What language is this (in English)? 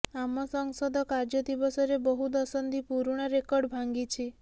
Odia